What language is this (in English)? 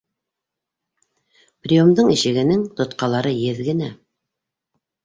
Bashkir